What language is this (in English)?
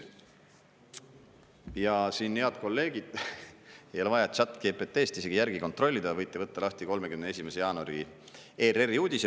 Estonian